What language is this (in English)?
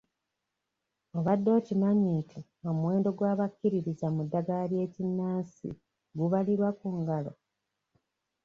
Ganda